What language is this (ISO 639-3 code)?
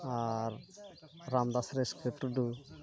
sat